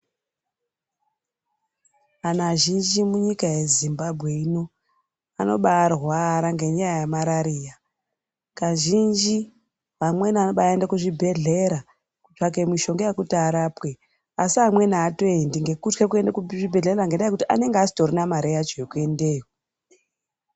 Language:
Ndau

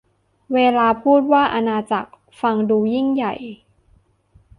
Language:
Thai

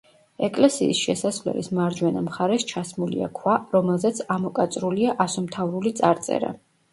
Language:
Georgian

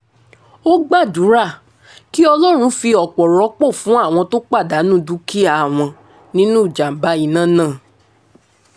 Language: Yoruba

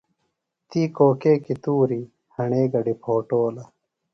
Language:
Phalura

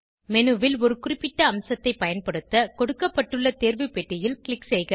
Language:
Tamil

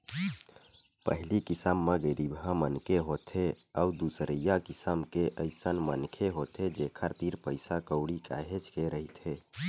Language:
Chhattisgarhi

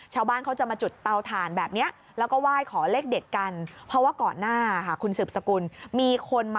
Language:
Thai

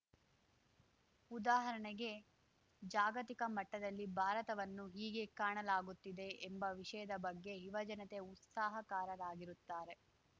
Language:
Kannada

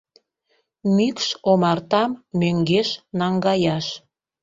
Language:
Mari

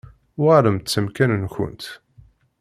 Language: Kabyle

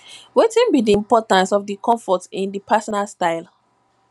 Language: Nigerian Pidgin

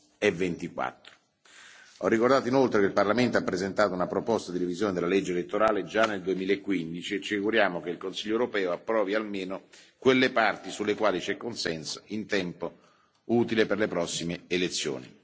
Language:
Italian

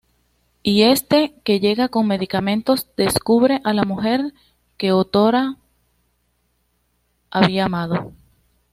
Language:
Spanish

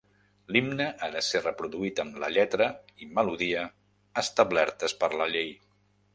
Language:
Catalan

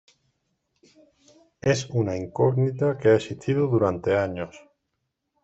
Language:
Spanish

